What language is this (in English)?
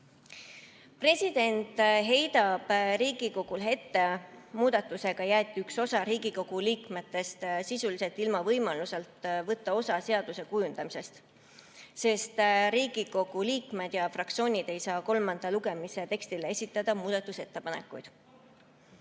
Estonian